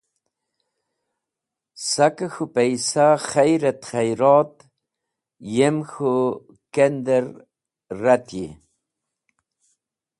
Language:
Wakhi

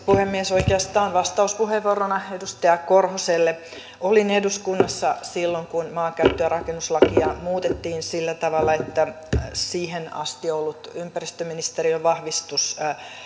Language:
Finnish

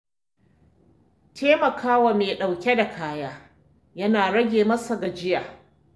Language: Hausa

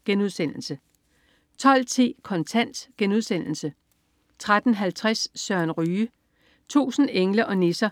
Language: Danish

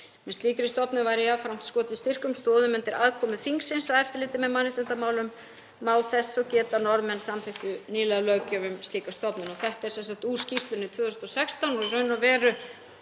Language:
Icelandic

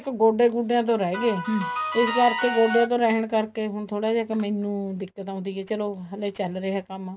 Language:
Punjabi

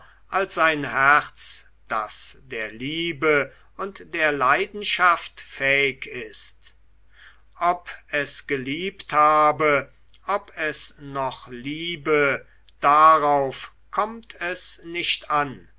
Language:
German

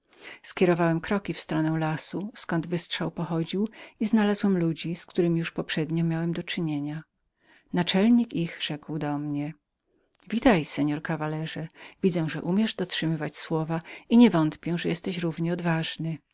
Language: Polish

